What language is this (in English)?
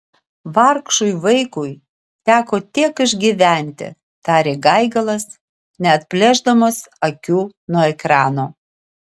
Lithuanian